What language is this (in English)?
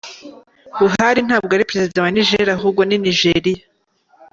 Kinyarwanda